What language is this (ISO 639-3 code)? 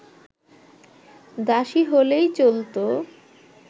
ben